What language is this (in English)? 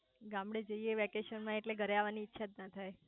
Gujarati